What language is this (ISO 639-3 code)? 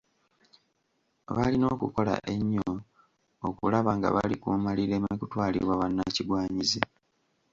lug